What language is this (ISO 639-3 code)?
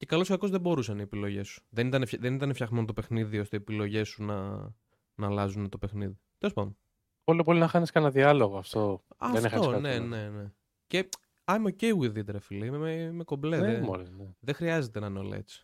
ell